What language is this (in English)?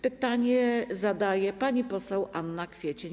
Polish